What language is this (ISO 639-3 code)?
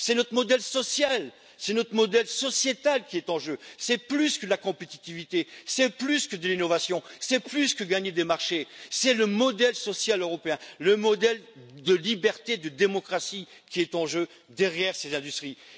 fra